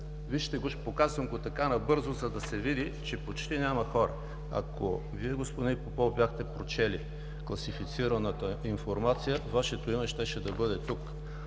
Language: Bulgarian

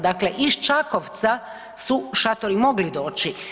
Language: Croatian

